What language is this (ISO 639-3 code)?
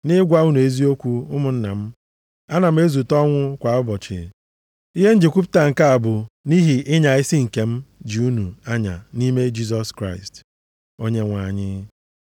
ibo